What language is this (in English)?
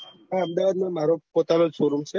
Gujarati